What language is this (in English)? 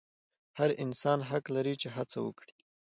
Pashto